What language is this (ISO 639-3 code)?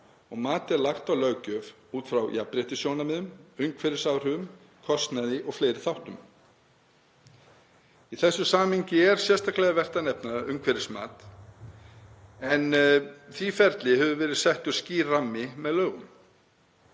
isl